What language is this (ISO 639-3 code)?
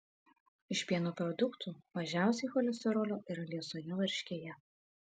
lit